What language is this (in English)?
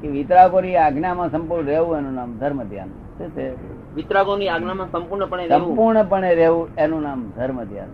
Gujarati